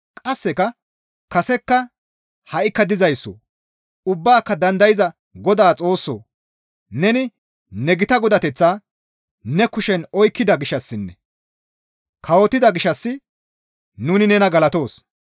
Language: Gamo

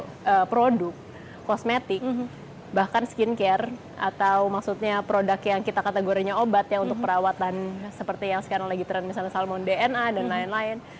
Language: Indonesian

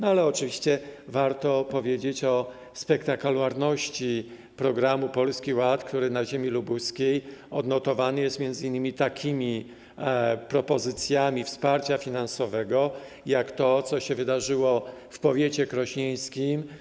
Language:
Polish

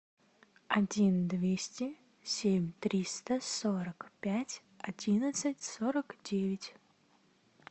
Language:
Russian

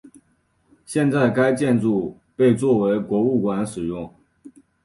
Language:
Chinese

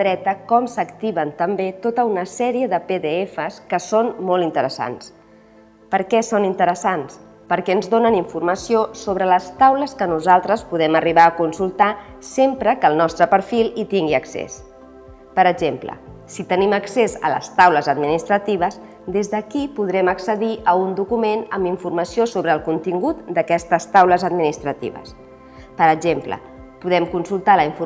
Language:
Catalan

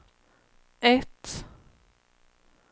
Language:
Swedish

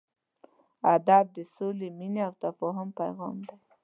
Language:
Pashto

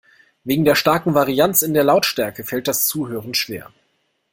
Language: German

